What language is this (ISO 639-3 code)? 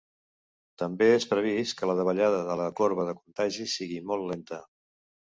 cat